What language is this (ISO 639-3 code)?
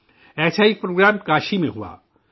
urd